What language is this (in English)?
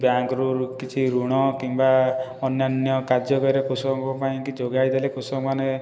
Odia